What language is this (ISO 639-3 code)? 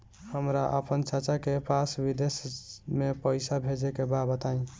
bho